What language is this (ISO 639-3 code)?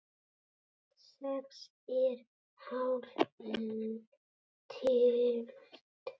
isl